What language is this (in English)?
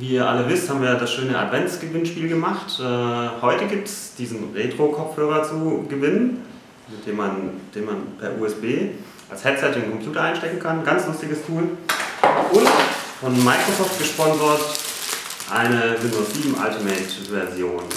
German